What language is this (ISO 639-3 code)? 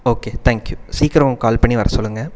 tam